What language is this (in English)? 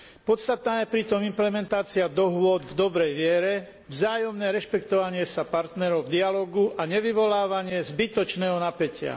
Slovak